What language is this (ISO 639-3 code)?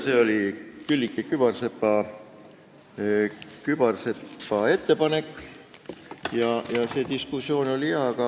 est